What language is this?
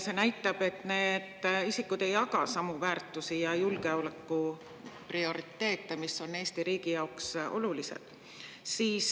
Estonian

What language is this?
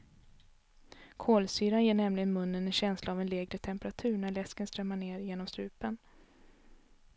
Swedish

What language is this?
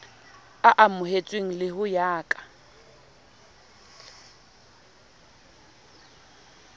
Southern Sotho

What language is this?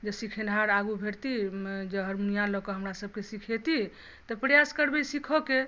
Maithili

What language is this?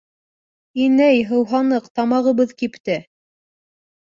Bashkir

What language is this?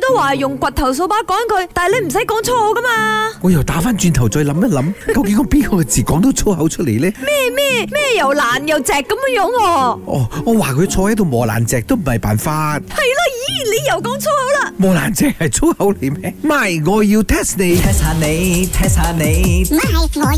Chinese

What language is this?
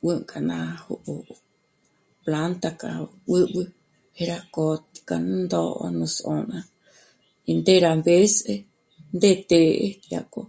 Michoacán Mazahua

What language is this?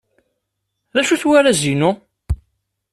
Kabyle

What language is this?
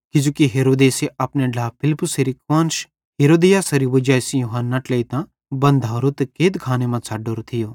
Bhadrawahi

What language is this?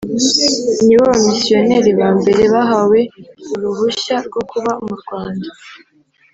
Kinyarwanda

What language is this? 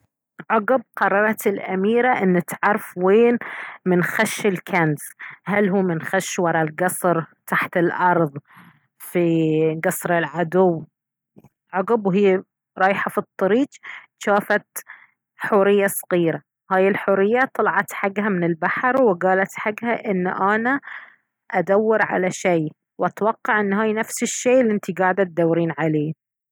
Baharna Arabic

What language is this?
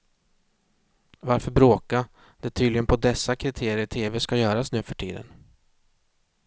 Swedish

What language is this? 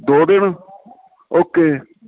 Punjabi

